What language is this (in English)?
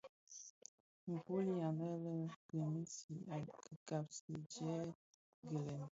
Bafia